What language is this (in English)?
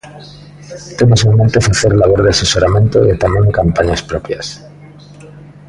Galician